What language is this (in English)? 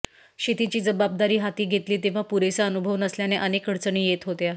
Marathi